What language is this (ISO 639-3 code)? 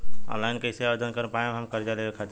bho